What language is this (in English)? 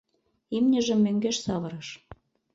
Mari